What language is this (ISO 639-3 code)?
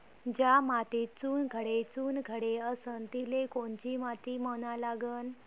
mar